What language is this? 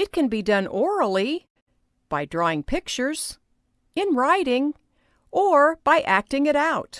English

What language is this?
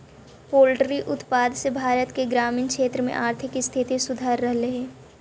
Magahi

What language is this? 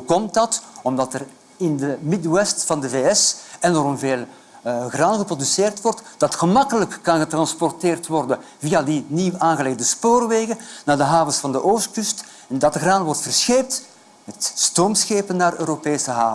Dutch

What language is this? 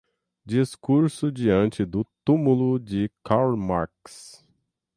Portuguese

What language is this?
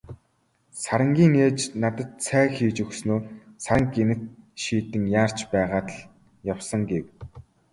Mongolian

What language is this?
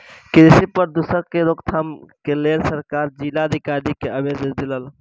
Maithili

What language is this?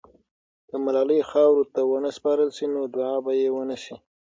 Pashto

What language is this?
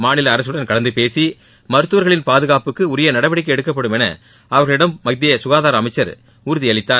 Tamil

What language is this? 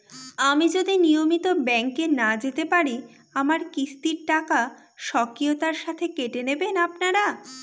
Bangla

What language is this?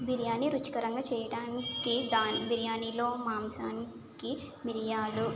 Telugu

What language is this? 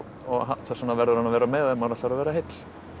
Icelandic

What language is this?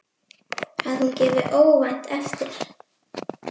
Icelandic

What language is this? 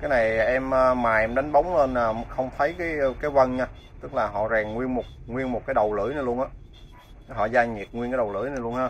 Vietnamese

